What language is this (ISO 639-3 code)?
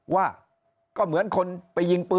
tha